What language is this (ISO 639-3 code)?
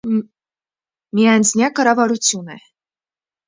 hye